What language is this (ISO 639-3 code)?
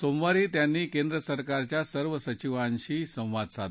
mar